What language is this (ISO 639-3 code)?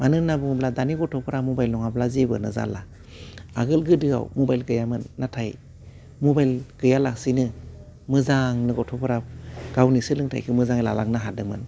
brx